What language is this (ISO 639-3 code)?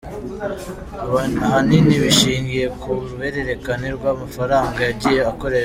kin